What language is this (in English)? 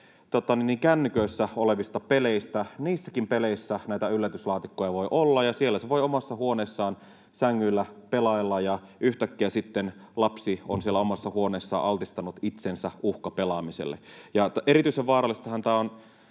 Finnish